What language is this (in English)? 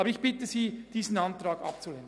Swiss German